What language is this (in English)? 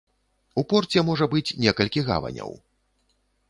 Belarusian